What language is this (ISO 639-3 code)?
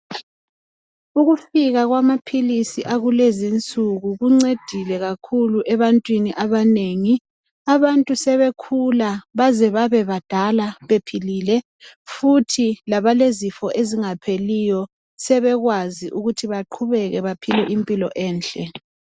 nde